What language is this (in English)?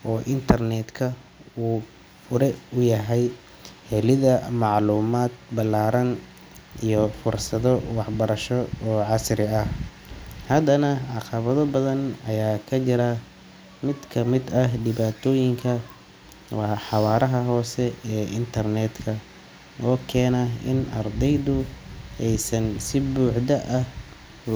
Somali